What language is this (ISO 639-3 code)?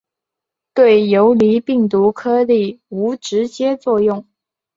zho